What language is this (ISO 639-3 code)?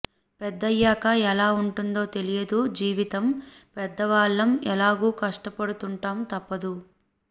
tel